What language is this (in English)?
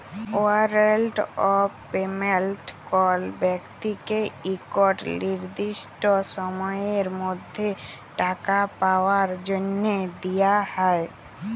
Bangla